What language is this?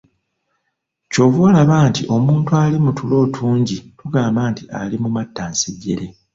Ganda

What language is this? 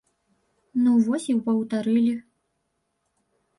Belarusian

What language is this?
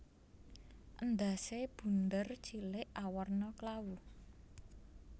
Javanese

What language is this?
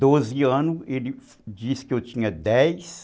Portuguese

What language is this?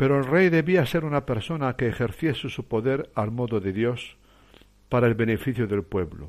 Spanish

